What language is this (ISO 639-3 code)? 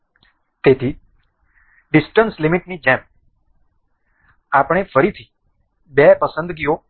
guj